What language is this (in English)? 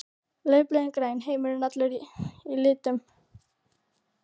Icelandic